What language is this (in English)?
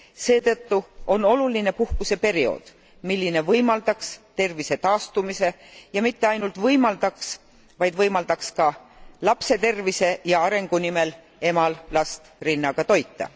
Estonian